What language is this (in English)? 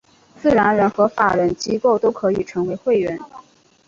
Chinese